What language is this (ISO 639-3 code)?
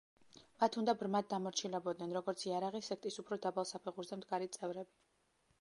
kat